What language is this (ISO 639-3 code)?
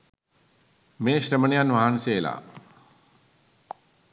sin